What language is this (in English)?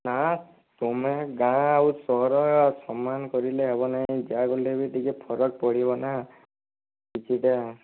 Odia